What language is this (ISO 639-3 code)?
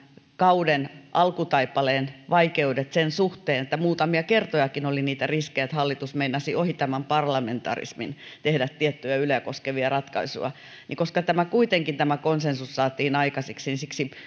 fin